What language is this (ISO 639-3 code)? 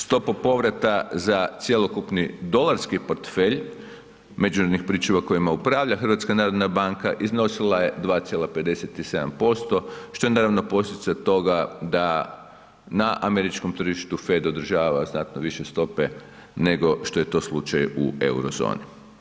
hrv